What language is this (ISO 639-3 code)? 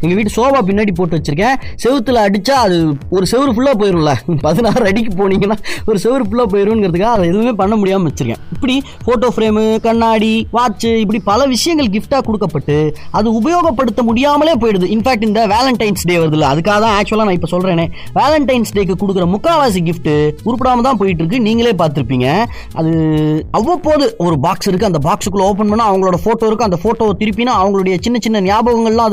tam